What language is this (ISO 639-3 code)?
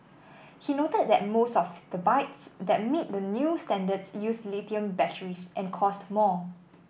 eng